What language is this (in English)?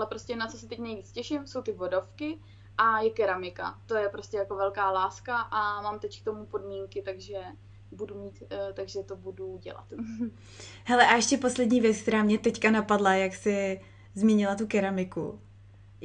Czech